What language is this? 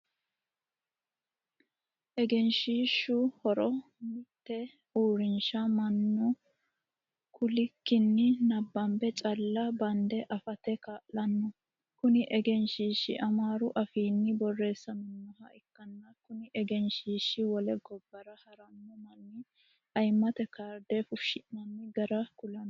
Sidamo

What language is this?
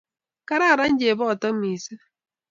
Kalenjin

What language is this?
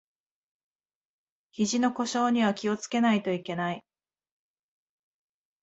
Japanese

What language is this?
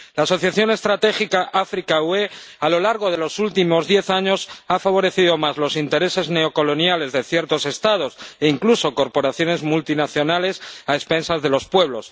Spanish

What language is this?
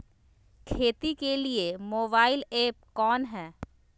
Magahi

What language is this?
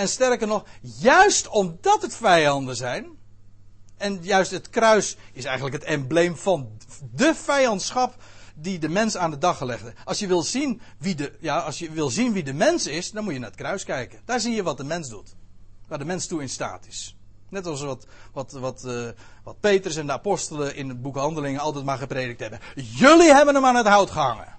Dutch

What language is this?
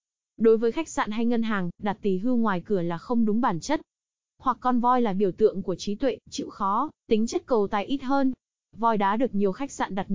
Vietnamese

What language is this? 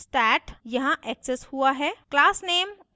Hindi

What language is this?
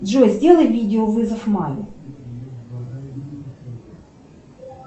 Russian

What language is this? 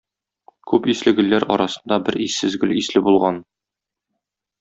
Tatar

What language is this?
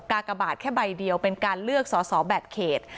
Thai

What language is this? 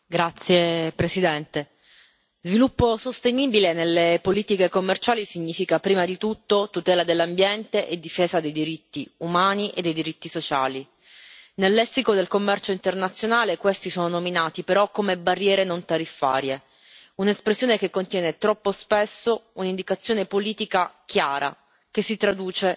Italian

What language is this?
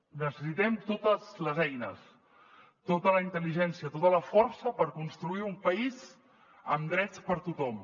Catalan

